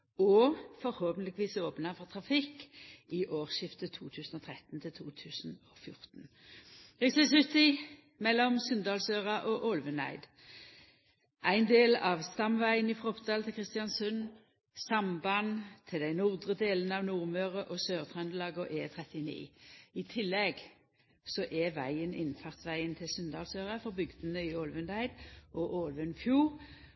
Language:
Norwegian Nynorsk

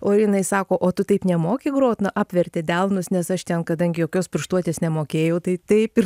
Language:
Lithuanian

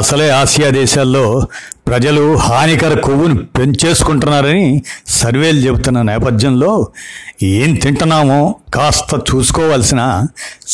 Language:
Telugu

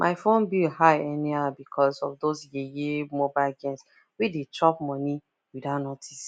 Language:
Nigerian Pidgin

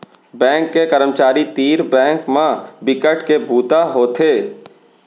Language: Chhattisgarhi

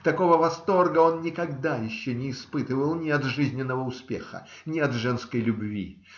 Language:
Russian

